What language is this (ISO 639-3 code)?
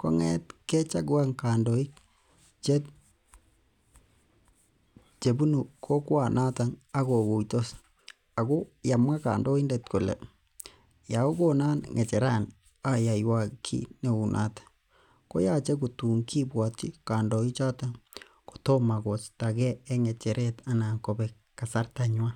kln